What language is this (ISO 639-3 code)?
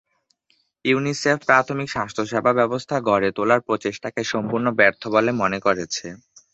ben